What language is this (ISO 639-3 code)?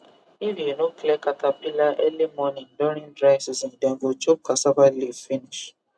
pcm